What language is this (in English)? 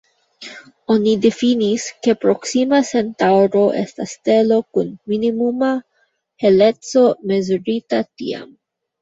Esperanto